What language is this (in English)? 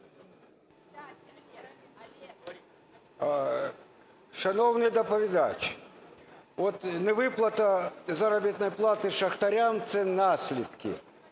Ukrainian